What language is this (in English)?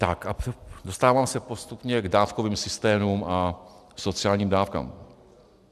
Czech